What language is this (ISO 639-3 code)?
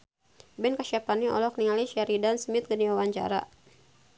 sun